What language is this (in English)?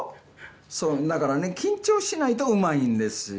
Japanese